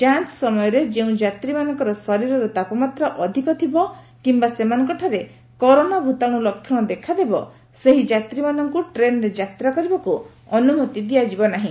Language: Odia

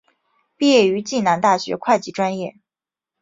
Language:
Chinese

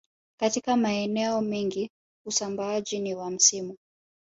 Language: Swahili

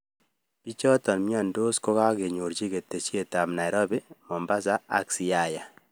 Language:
Kalenjin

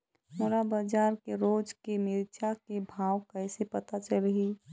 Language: Chhattisgarhi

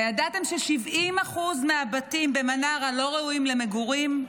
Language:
Hebrew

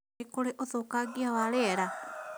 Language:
Kikuyu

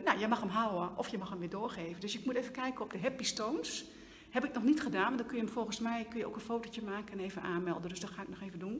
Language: Dutch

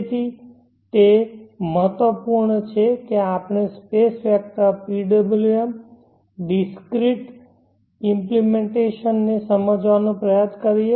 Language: Gujarati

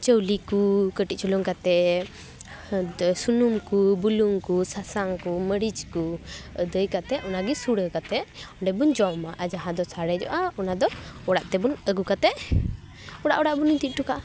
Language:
Santali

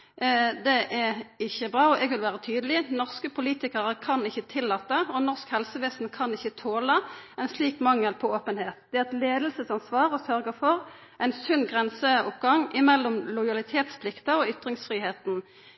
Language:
Norwegian Nynorsk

